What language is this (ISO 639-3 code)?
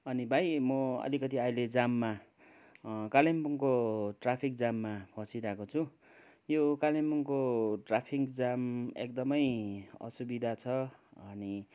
nep